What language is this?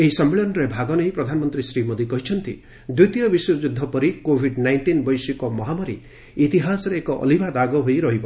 Odia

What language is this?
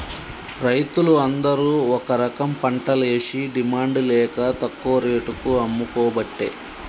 Telugu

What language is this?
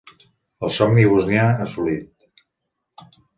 Catalan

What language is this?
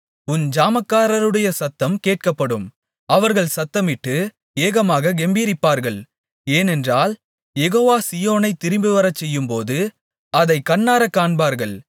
Tamil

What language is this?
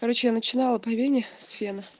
Russian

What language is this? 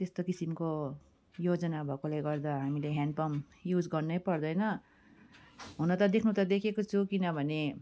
Nepali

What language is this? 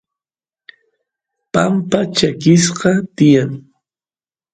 Santiago del Estero Quichua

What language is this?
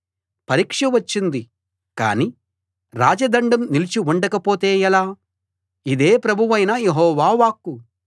Telugu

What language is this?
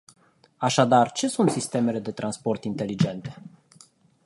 Romanian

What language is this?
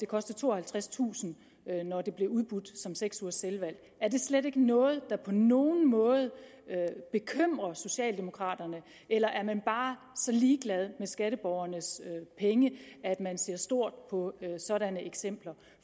Danish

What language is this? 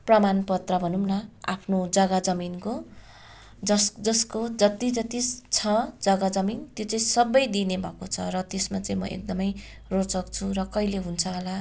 Nepali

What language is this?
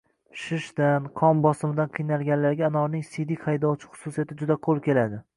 Uzbek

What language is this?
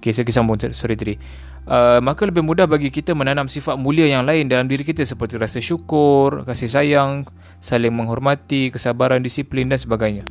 Malay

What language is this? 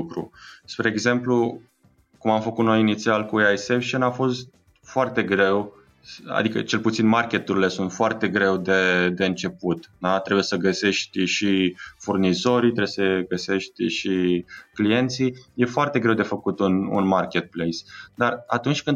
Romanian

